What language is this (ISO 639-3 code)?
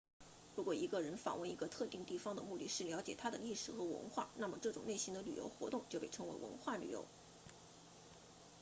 zho